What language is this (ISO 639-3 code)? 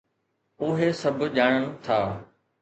snd